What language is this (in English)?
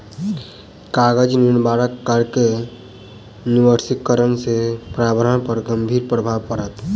Maithili